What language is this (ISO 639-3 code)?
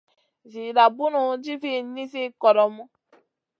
mcn